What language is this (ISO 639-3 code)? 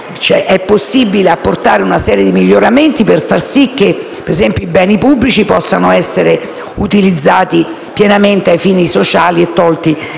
ita